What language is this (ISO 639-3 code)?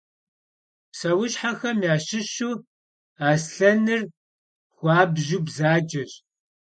kbd